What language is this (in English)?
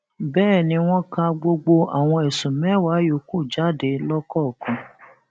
Yoruba